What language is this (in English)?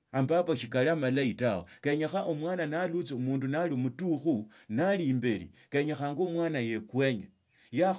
Tsotso